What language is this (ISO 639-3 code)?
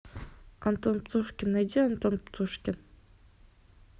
rus